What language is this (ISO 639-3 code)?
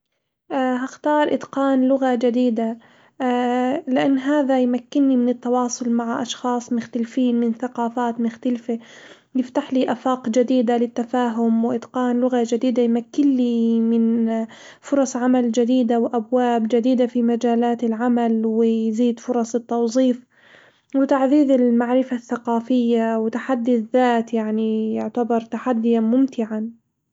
acw